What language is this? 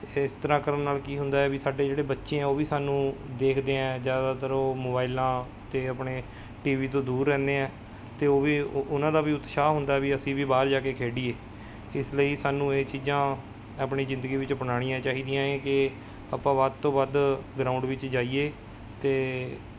Punjabi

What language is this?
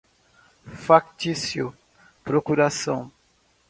Portuguese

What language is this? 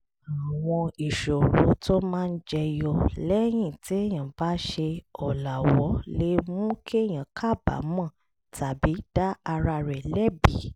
Yoruba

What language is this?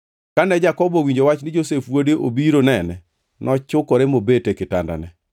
Luo (Kenya and Tanzania)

